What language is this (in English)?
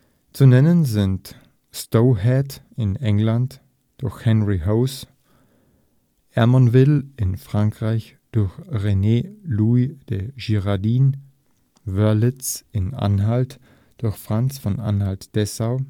German